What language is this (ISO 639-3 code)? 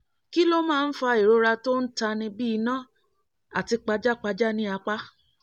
yor